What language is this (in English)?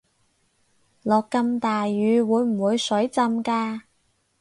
Cantonese